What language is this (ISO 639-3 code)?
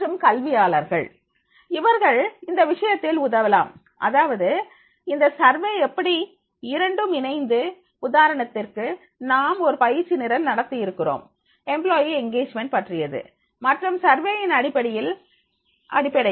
tam